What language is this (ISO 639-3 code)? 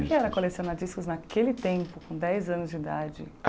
por